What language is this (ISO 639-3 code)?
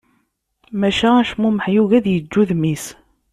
kab